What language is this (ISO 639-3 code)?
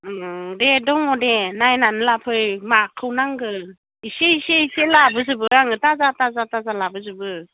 brx